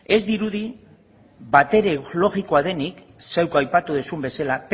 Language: Basque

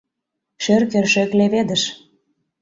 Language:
Mari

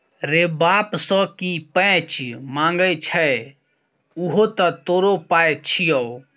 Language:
Maithili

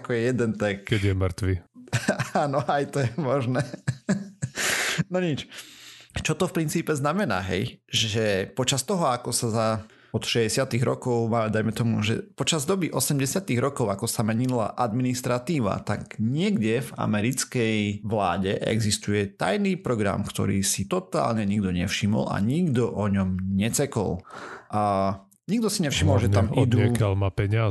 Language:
Slovak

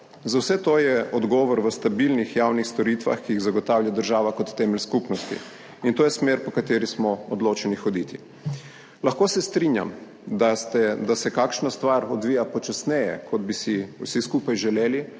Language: Slovenian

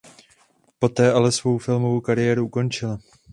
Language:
Czech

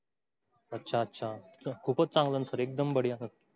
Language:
Marathi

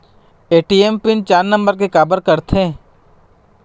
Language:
Chhattisgarhi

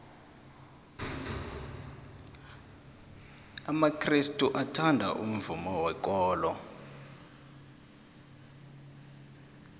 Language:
South Ndebele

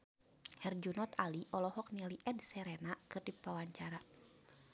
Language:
Sundanese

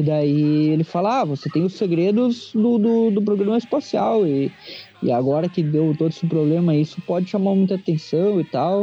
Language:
Portuguese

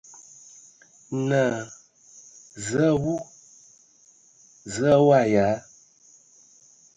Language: Ewondo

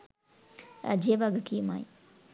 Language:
Sinhala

